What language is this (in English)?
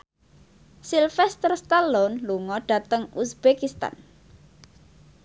Javanese